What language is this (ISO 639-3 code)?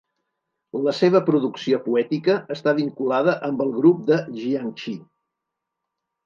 cat